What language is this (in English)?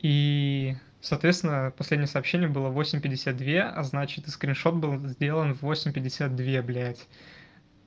Russian